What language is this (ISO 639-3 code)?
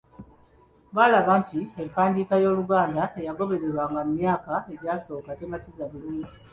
lug